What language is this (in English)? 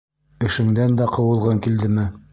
Bashkir